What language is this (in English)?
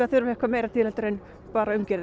Icelandic